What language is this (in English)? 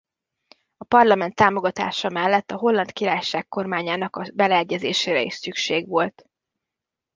Hungarian